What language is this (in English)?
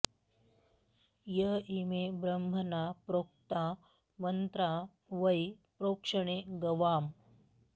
Sanskrit